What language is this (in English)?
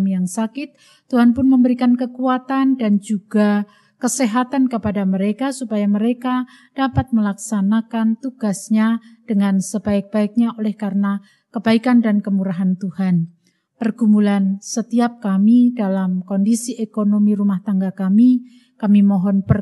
Indonesian